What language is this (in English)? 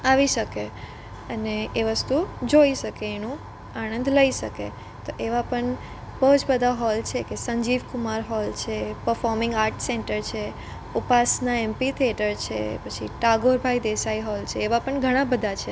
Gujarati